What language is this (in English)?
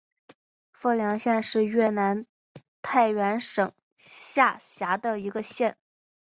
Chinese